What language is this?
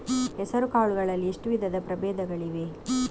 Kannada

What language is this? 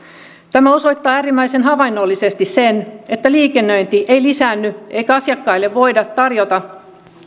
Finnish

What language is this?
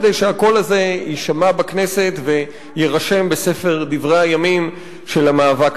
Hebrew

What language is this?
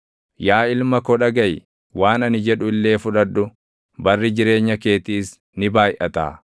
Oromo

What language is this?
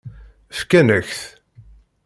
Kabyle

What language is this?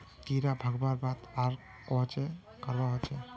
Magahi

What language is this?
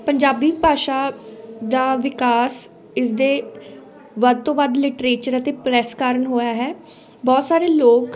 Punjabi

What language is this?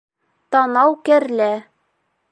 Bashkir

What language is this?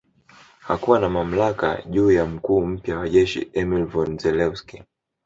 Swahili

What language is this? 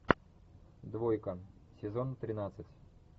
Russian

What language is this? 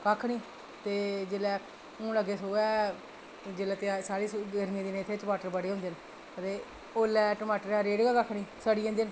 Dogri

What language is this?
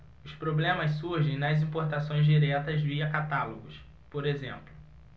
Portuguese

